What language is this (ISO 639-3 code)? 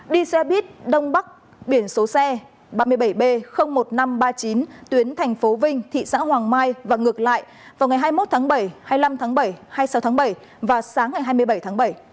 vie